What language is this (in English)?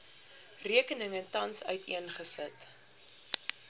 Afrikaans